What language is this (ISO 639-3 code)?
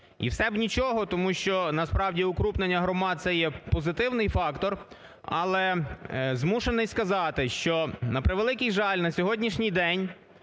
ukr